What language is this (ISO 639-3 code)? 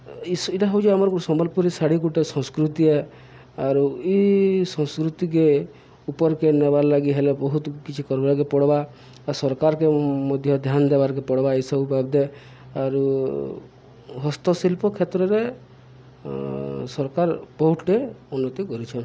ori